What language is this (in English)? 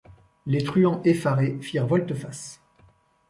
French